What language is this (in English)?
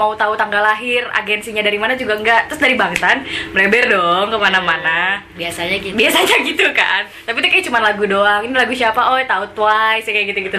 Indonesian